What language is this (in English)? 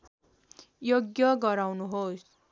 Nepali